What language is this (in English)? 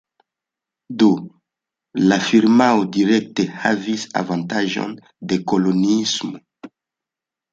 Esperanto